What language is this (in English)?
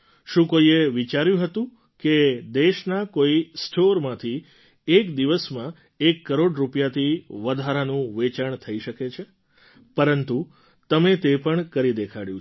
Gujarati